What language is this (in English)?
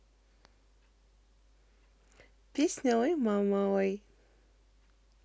Russian